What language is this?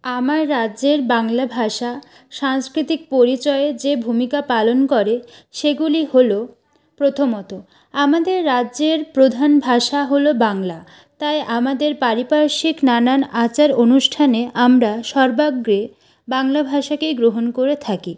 Bangla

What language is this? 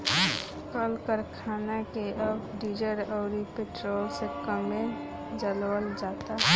Bhojpuri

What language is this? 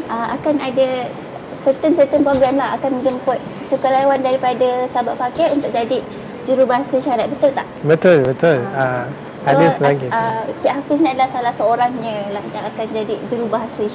Malay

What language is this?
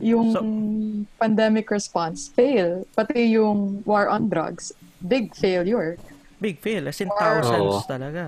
Filipino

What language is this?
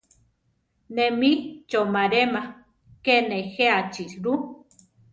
Central Tarahumara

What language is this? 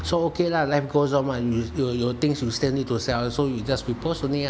English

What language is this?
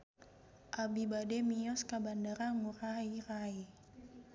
Sundanese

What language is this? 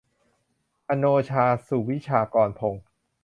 Thai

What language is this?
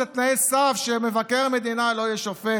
Hebrew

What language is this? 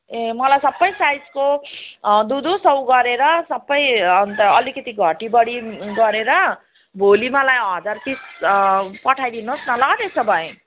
Nepali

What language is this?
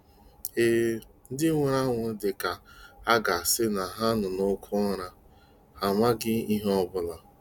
Igbo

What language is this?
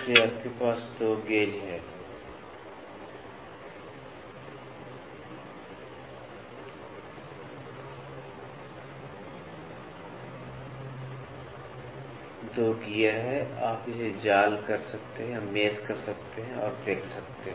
Hindi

